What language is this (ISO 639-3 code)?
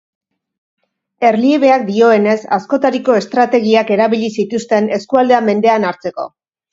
eus